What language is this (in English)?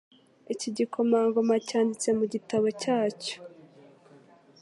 Kinyarwanda